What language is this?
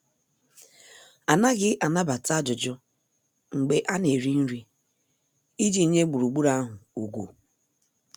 Igbo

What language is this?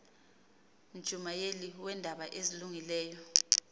Xhosa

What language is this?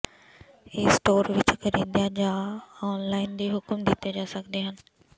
Punjabi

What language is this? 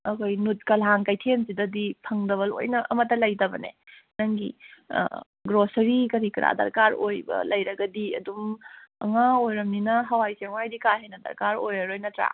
Manipuri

